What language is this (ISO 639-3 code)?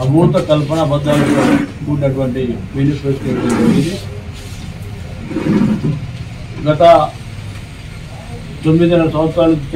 hin